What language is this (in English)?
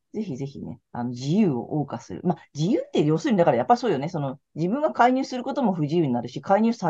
Japanese